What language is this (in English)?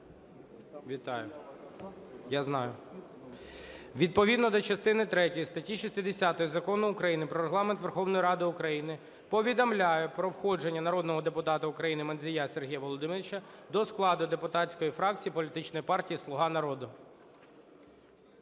Ukrainian